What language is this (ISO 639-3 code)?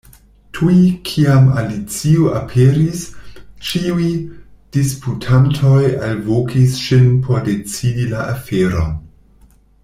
epo